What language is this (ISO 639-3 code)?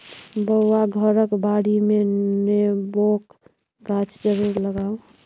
mai